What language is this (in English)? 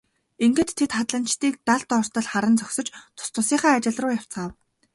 Mongolian